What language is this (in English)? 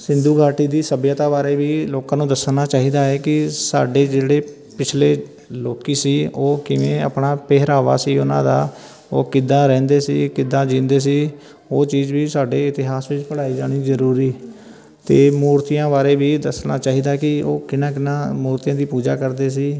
Punjabi